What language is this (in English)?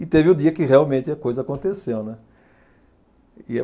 Portuguese